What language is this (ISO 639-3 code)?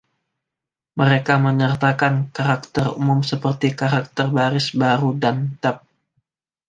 ind